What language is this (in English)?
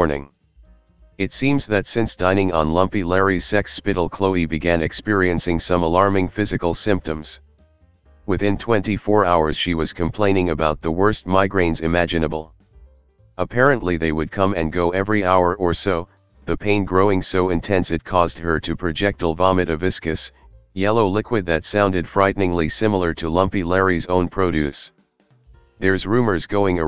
English